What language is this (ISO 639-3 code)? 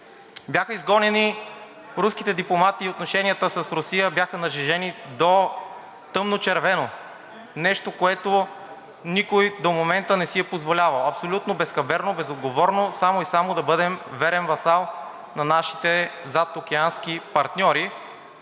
bul